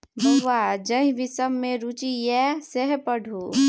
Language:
Maithili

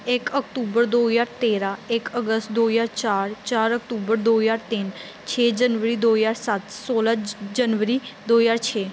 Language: Punjabi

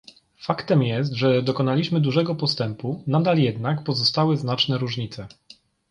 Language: Polish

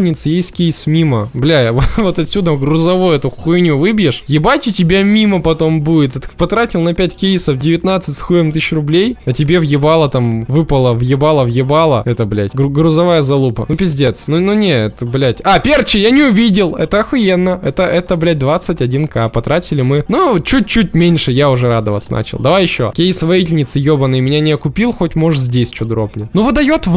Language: Russian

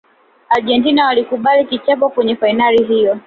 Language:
Swahili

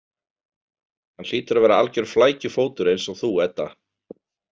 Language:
Icelandic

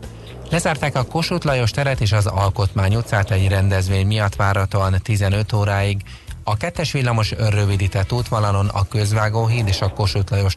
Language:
Hungarian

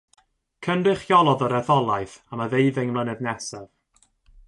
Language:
Welsh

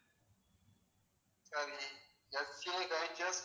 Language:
Tamil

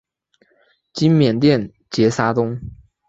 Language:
Chinese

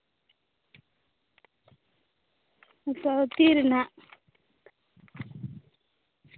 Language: Santali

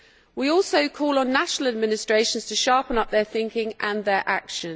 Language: English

